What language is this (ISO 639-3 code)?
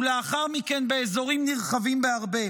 heb